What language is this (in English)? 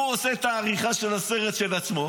Hebrew